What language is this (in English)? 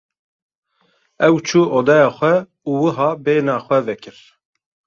Kurdish